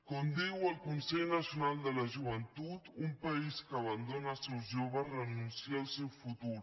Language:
Catalan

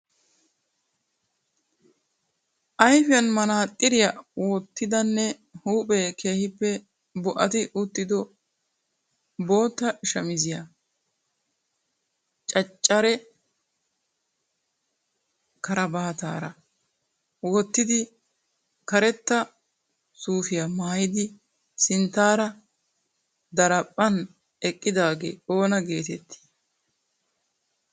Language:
Wolaytta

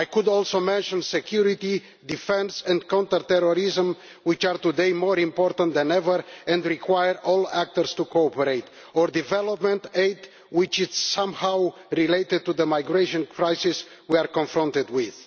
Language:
English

